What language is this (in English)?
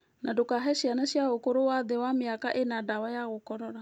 Kikuyu